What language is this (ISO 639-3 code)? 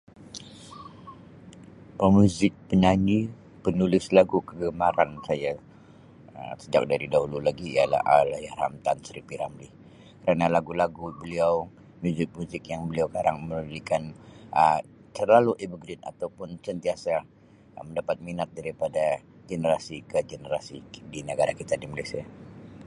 msi